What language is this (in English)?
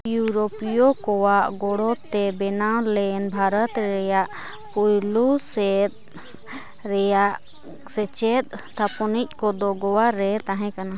Santali